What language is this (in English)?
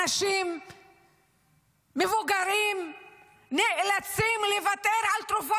Hebrew